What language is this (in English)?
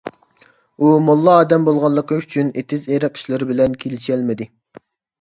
Uyghur